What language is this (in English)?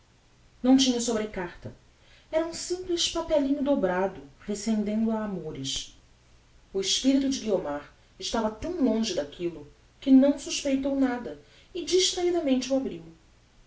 Portuguese